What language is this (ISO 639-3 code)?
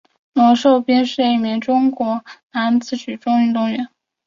zho